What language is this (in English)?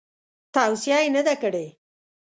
Pashto